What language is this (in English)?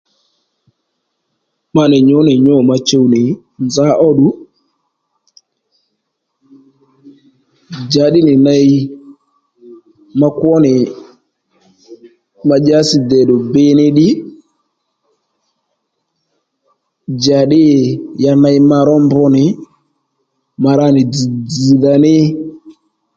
Lendu